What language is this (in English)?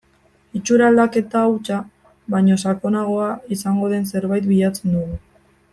Basque